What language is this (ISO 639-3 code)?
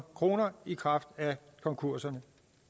dan